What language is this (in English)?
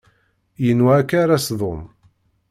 Kabyle